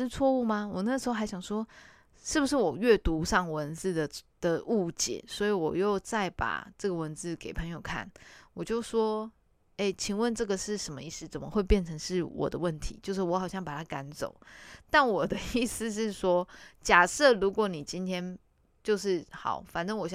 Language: Chinese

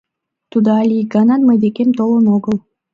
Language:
Mari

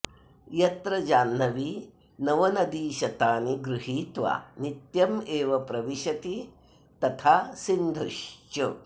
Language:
Sanskrit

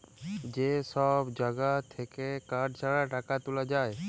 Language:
Bangla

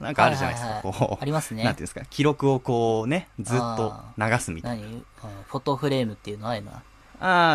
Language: Japanese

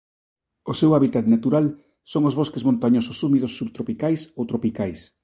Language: Galician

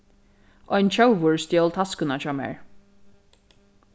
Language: Faroese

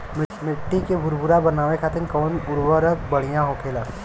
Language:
Bhojpuri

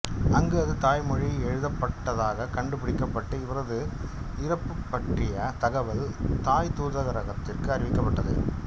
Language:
Tamil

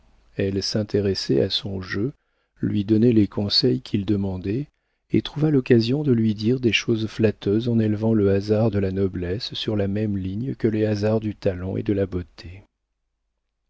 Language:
French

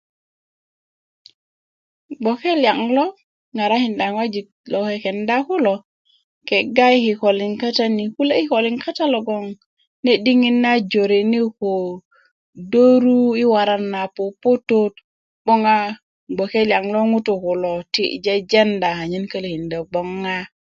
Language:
Kuku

